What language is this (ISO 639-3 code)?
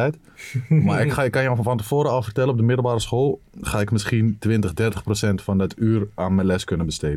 nld